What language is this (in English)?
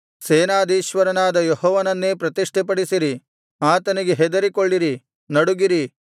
Kannada